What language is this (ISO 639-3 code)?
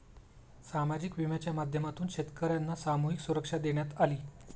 mar